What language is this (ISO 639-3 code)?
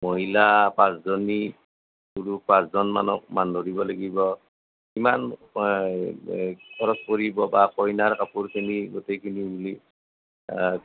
asm